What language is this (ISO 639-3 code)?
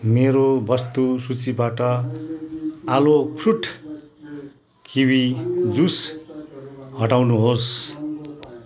nep